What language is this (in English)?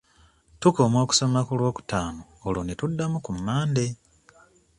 Ganda